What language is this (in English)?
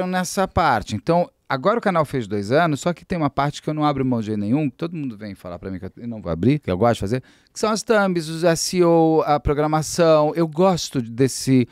Portuguese